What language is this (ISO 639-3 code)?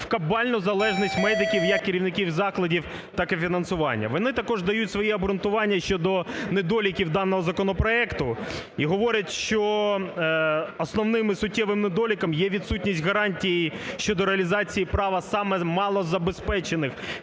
ukr